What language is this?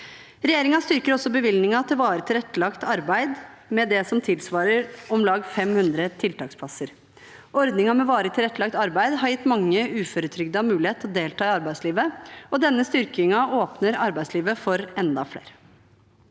Norwegian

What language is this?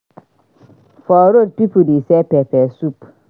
Nigerian Pidgin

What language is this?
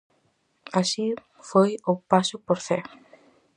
Galician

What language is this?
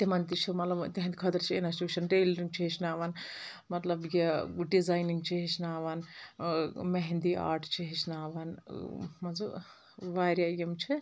Kashmiri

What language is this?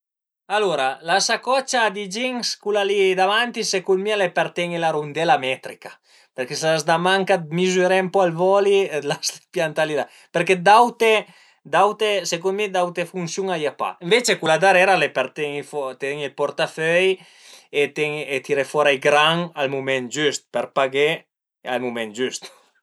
Piedmontese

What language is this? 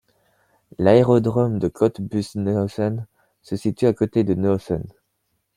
French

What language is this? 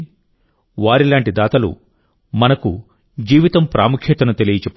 Telugu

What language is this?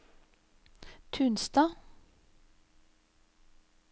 Norwegian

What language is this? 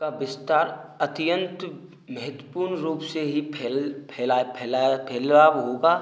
Hindi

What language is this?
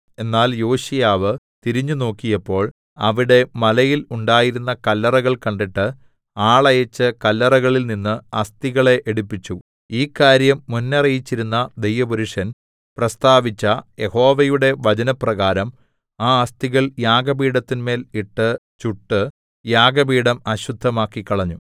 Malayalam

